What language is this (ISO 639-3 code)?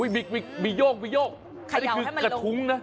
tha